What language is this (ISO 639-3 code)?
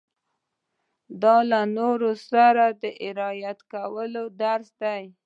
pus